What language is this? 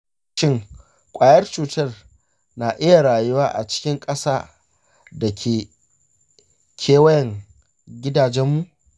Hausa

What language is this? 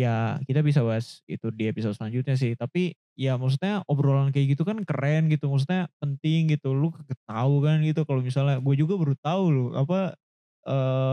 Indonesian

